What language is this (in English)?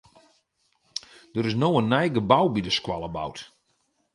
Western Frisian